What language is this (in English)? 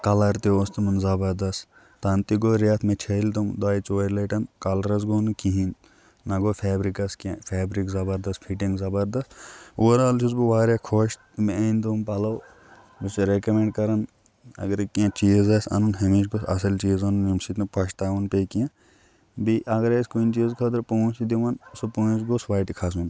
Kashmiri